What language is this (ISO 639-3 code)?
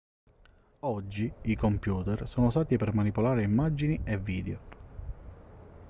ita